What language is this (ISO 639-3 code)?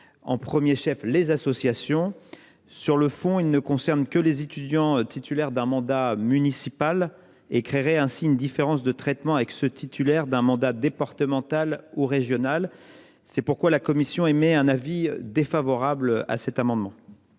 fra